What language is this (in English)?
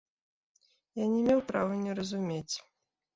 Belarusian